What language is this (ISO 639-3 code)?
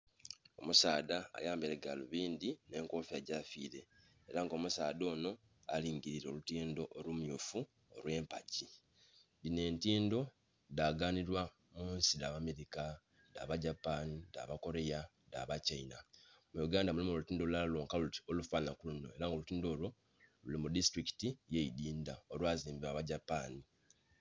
xog